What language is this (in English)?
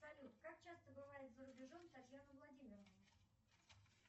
Russian